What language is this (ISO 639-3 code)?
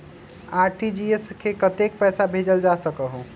mag